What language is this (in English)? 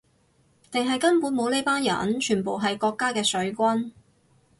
Cantonese